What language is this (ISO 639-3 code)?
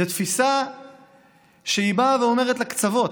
heb